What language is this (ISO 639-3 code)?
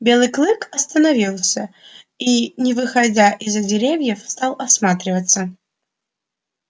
rus